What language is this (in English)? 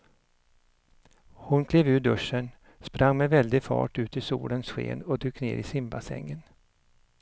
Swedish